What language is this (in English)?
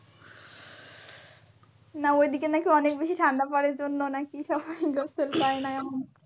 Bangla